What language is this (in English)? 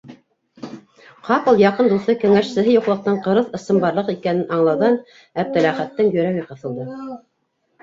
Bashkir